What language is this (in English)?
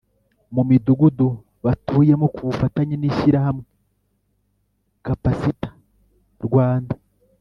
Kinyarwanda